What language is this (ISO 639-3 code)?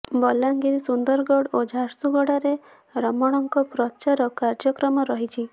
ori